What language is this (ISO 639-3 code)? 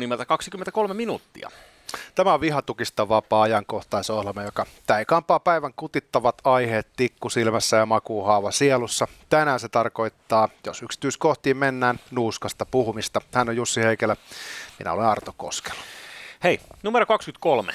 fin